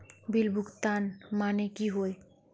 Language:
Magahi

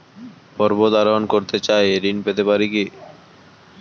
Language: Bangla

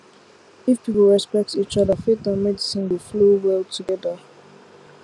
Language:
Nigerian Pidgin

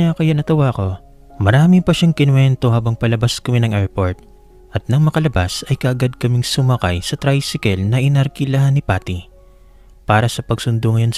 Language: Filipino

